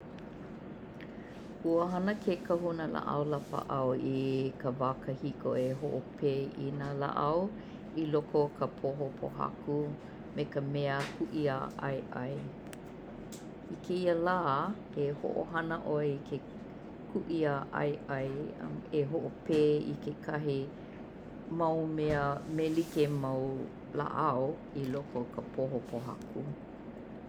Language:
Hawaiian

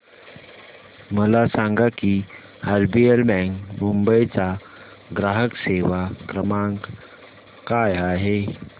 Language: Marathi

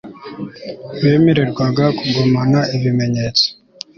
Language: Kinyarwanda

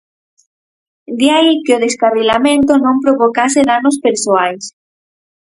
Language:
Galician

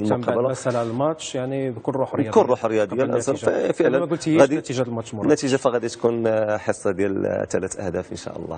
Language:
Arabic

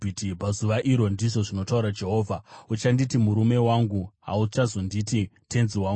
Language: Shona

